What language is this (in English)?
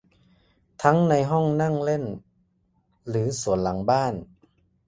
Thai